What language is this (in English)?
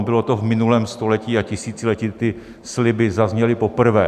Czech